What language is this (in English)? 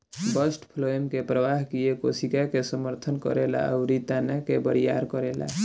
Bhojpuri